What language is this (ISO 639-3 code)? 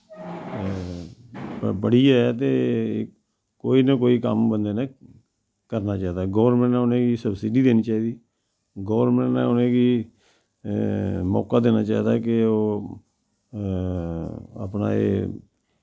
doi